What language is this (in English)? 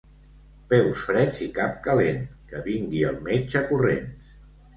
Catalan